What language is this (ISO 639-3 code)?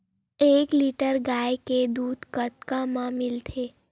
hne